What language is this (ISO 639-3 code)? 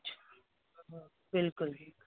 snd